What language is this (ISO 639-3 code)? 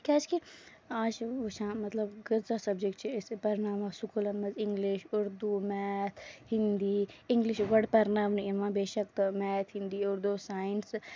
kas